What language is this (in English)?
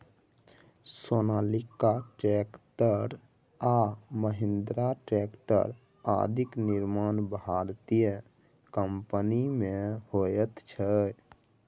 Maithili